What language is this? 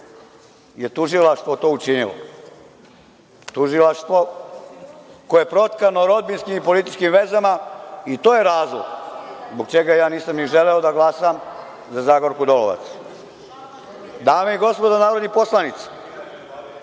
Serbian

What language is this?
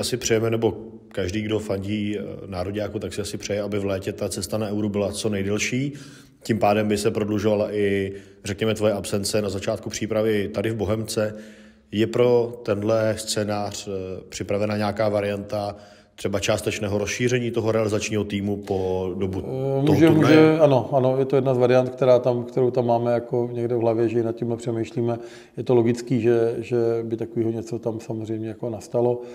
Czech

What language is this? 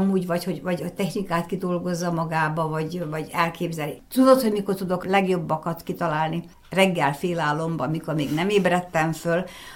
Hungarian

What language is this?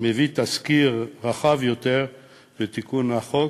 Hebrew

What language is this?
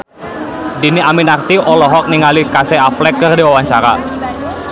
Sundanese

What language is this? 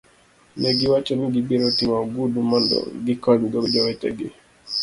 Luo (Kenya and Tanzania)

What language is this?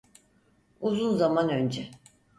Turkish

